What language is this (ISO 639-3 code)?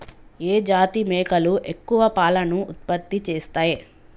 tel